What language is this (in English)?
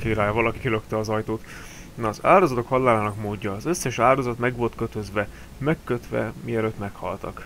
Hungarian